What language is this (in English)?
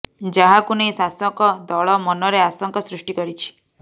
Odia